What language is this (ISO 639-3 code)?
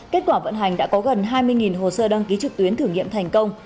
vie